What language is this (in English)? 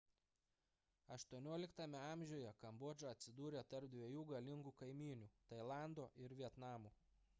Lithuanian